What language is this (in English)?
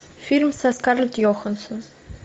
Russian